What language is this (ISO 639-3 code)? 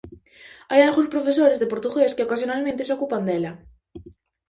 glg